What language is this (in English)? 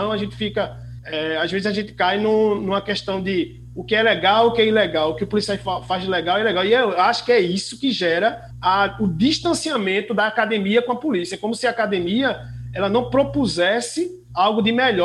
Portuguese